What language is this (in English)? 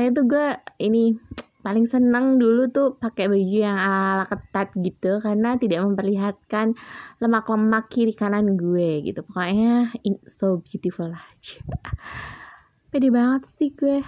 Indonesian